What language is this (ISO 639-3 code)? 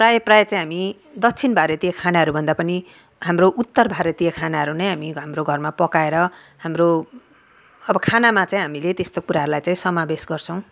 nep